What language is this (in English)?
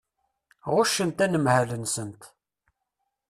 Kabyle